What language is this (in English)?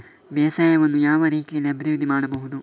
Kannada